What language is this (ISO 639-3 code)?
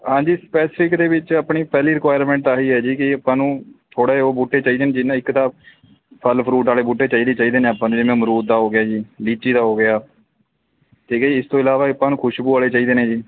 pan